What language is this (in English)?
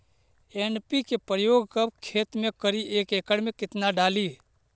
Magahi